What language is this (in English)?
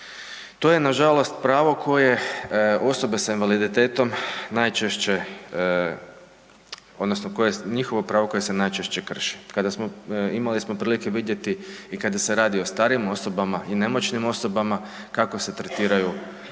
Croatian